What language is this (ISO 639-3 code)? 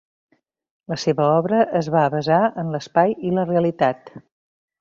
cat